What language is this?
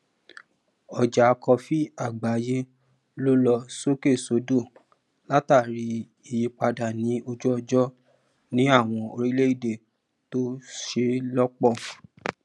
Yoruba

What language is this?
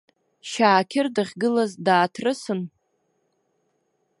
Abkhazian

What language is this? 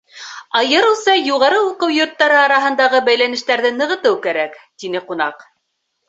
Bashkir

